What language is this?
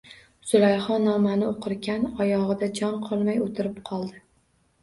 Uzbek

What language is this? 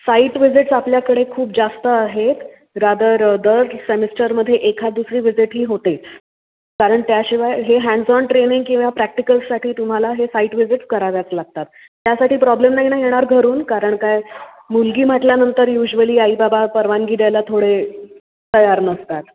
Marathi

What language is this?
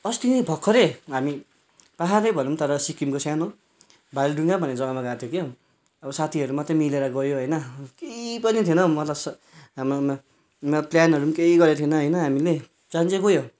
Nepali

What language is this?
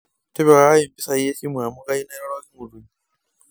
Masai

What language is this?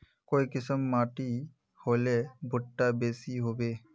Magahi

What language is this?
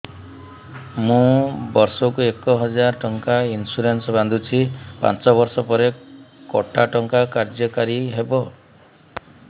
Odia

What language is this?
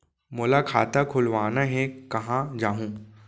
Chhattisgarhi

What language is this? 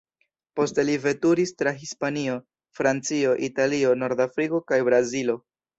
Esperanto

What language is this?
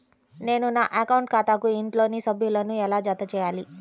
Telugu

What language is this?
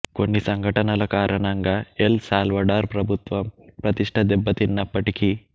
Telugu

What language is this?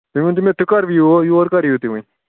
Kashmiri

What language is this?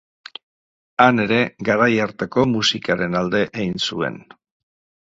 Basque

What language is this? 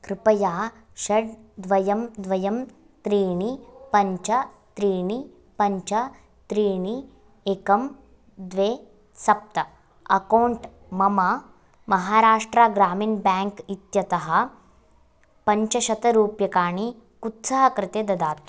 Sanskrit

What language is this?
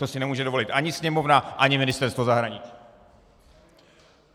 Czech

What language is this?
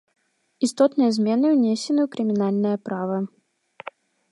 Belarusian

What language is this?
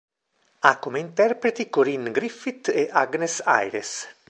Italian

